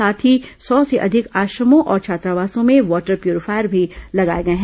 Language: Hindi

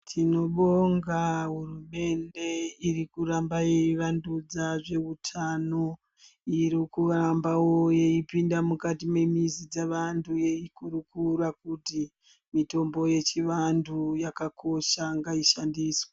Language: Ndau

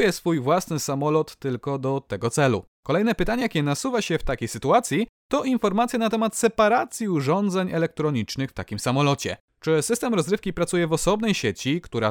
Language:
Polish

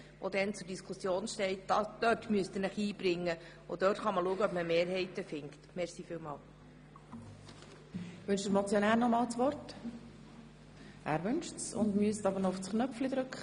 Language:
Swiss German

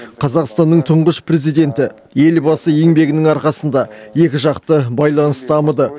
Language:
Kazakh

